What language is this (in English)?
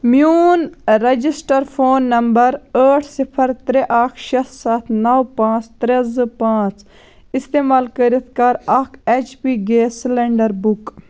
Kashmiri